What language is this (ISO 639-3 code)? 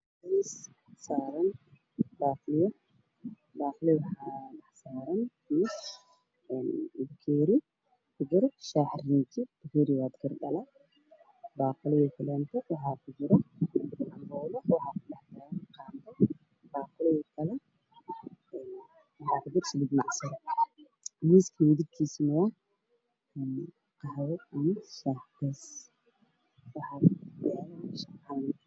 som